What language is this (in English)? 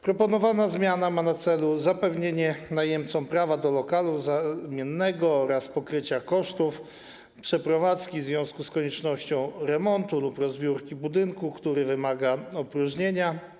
Polish